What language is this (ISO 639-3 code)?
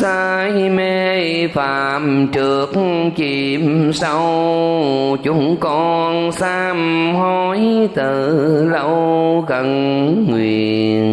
vie